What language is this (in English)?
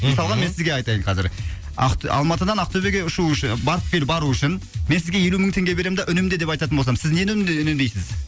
Kazakh